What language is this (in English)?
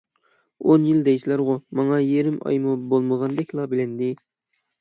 Uyghur